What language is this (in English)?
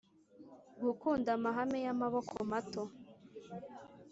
Kinyarwanda